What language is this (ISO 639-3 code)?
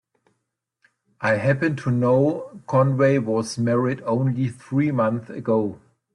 eng